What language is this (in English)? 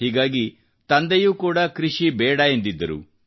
Kannada